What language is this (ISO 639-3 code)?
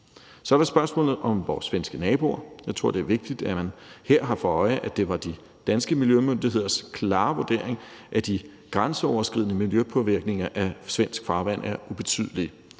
dan